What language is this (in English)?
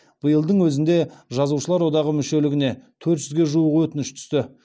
Kazakh